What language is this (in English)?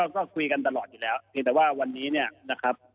Thai